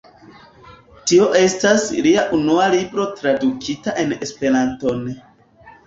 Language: Esperanto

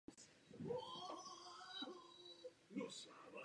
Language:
Czech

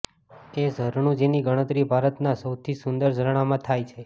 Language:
Gujarati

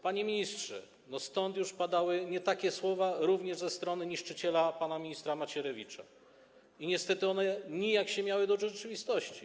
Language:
Polish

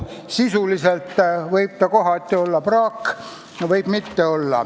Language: Estonian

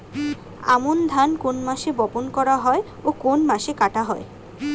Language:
Bangla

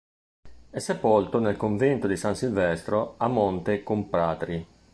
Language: Italian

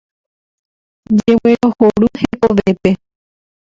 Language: Guarani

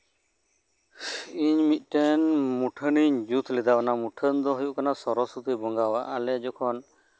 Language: Santali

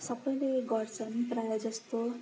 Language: Nepali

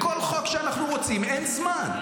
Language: Hebrew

